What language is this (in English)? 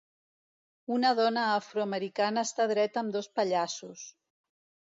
Catalan